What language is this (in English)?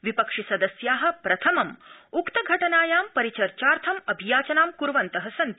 Sanskrit